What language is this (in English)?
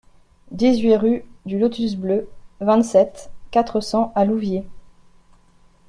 French